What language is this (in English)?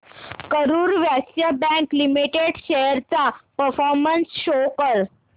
Marathi